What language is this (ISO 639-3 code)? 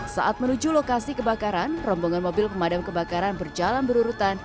ind